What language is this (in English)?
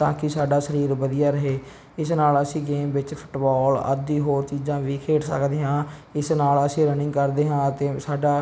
Punjabi